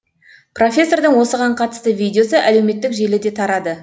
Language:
Kazakh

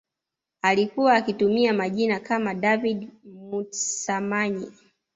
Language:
Swahili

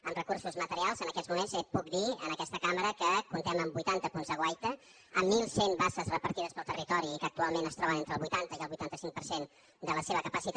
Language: Catalan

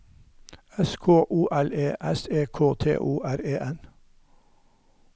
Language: Norwegian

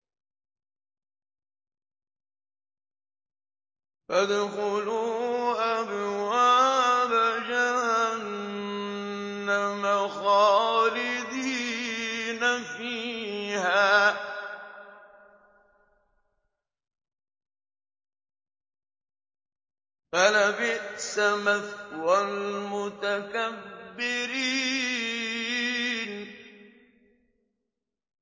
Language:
Arabic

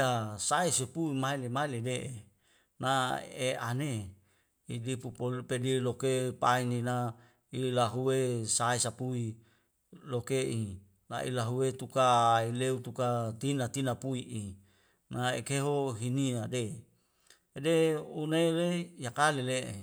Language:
Wemale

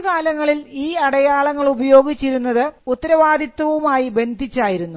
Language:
Malayalam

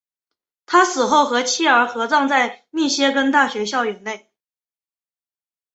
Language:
Chinese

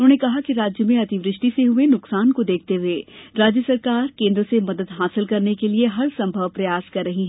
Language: Hindi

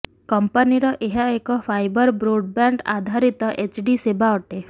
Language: Odia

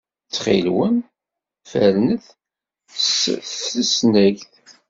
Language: Kabyle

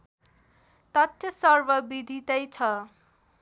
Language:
Nepali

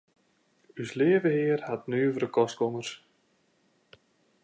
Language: Western Frisian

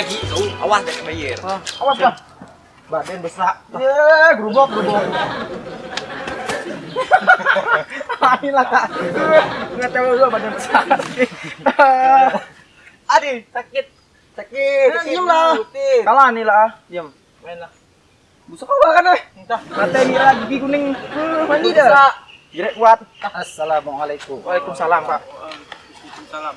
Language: Indonesian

